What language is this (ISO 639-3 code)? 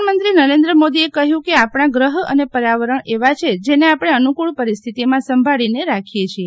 guj